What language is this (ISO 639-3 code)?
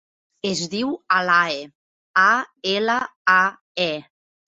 cat